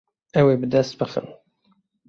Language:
Kurdish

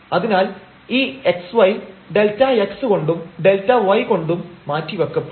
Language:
Malayalam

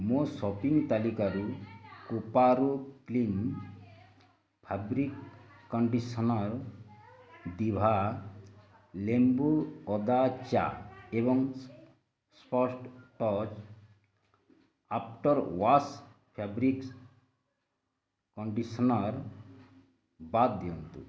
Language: Odia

